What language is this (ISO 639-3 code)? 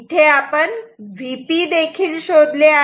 mar